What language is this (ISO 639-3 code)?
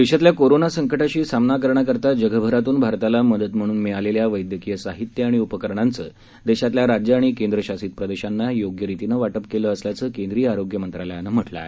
mar